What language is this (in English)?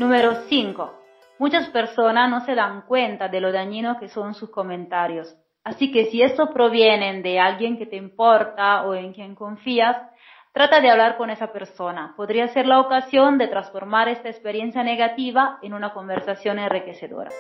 Spanish